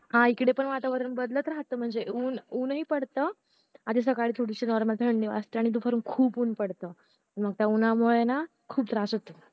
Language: Marathi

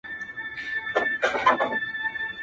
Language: Pashto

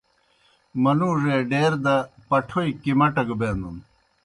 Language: Kohistani Shina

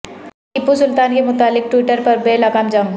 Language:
Urdu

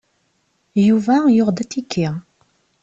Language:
Kabyle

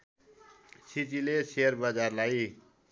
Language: Nepali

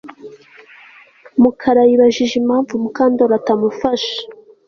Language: Kinyarwanda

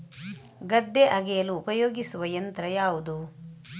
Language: Kannada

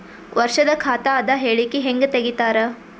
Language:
Kannada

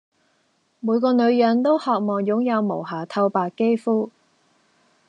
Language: Cantonese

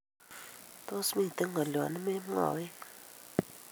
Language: Kalenjin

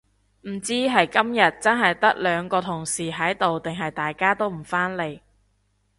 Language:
Cantonese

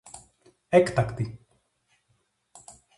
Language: Greek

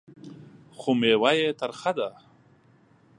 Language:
Pashto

